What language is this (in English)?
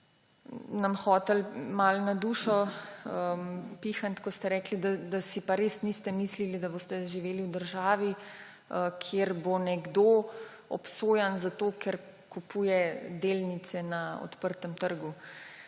Slovenian